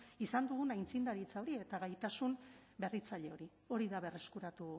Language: Basque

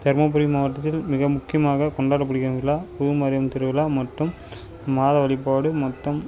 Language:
Tamil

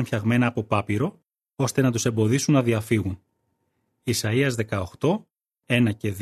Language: Greek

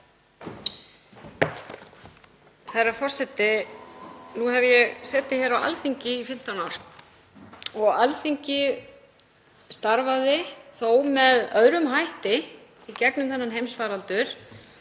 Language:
Icelandic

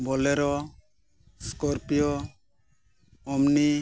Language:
Santali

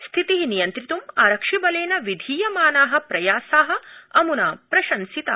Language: Sanskrit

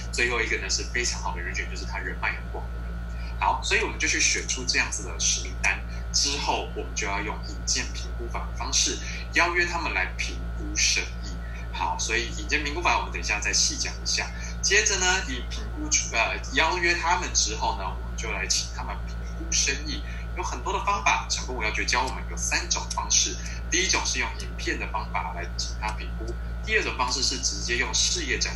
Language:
Chinese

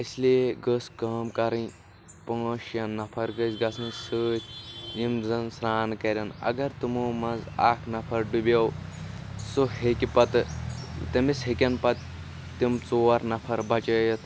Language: Kashmiri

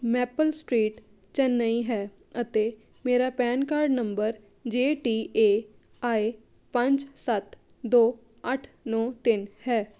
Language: Punjabi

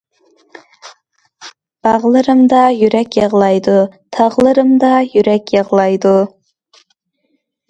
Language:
Uyghur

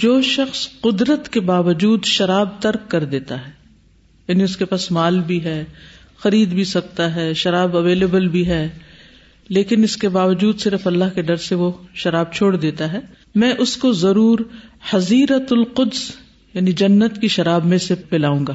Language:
Urdu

